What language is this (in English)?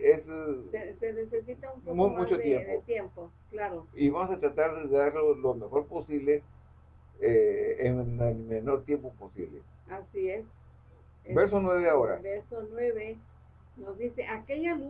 Spanish